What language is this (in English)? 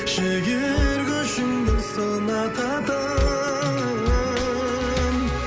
Kazakh